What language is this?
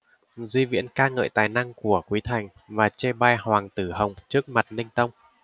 Vietnamese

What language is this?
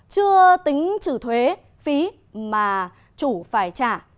Vietnamese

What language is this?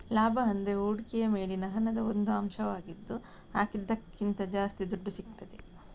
Kannada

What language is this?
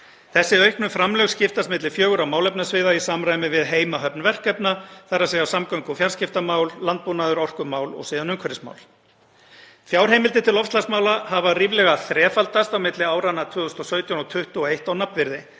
Icelandic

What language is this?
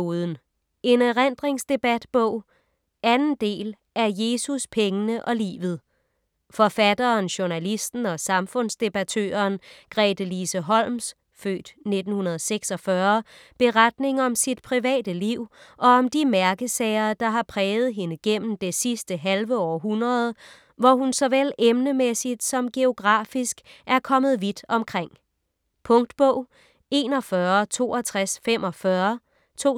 Danish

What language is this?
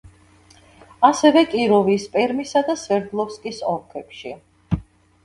Georgian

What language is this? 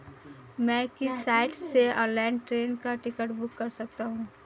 Hindi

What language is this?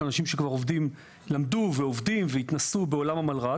Hebrew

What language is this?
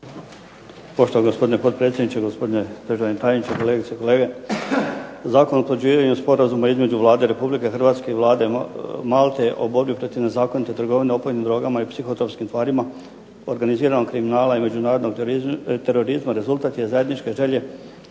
Croatian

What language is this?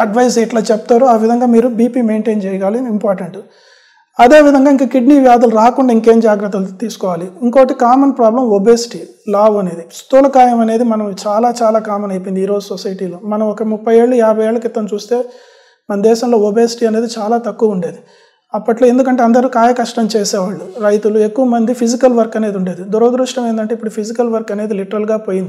Telugu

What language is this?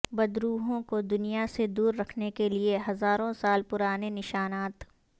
Urdu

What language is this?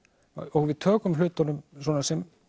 Icelandic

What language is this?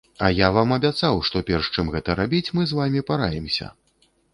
Belarusian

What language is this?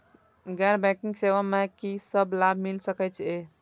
Maithili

